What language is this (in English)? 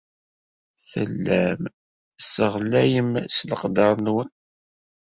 Kabyle